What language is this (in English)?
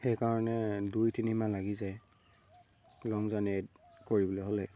Assamese